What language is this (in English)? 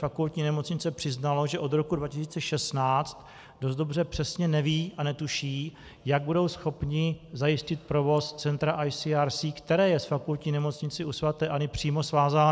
Czech